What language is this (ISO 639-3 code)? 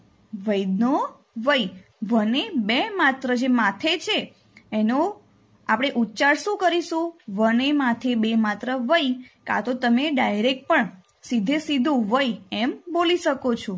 guj